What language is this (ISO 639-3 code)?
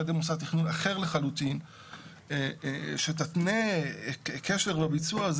heb